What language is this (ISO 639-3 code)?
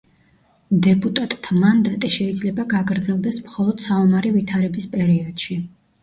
kat